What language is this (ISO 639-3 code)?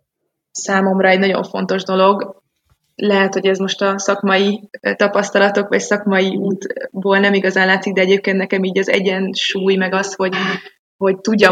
hun